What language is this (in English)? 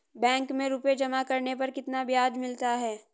Hindi